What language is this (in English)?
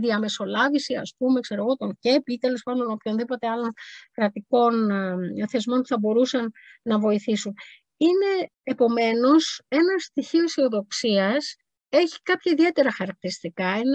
Greek